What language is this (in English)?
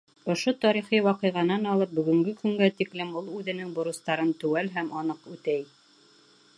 Bashkir